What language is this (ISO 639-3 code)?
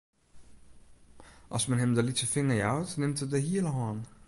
fry